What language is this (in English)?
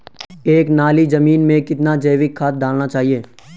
Hindi